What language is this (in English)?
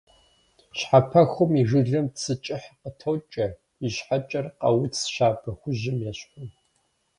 Kabardian